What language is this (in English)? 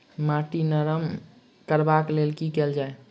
Maithili